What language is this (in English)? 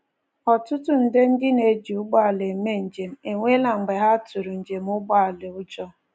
Igbo